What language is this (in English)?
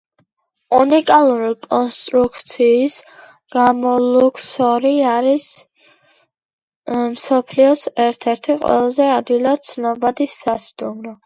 Georgian